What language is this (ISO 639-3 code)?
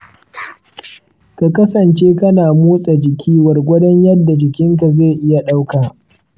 hau